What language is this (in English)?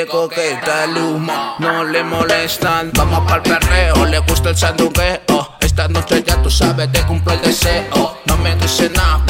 Spanish